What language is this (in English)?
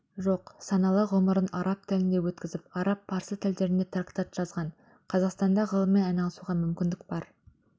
Kazakh